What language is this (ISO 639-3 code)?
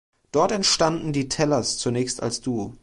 deu